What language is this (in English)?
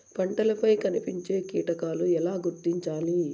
Telugu